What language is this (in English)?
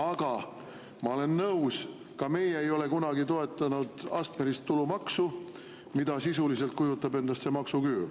Estonian